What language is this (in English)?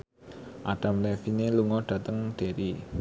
Javanese